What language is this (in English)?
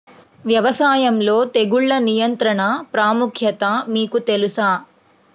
Telugu